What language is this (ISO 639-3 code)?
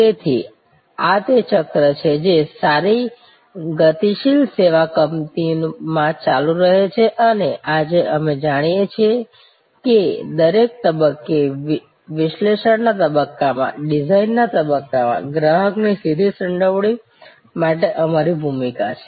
guj